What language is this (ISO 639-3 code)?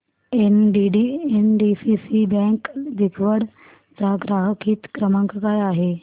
mar